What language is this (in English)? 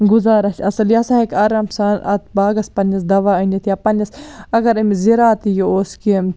Kashmiri